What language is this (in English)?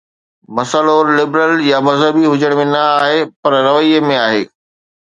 Sindhi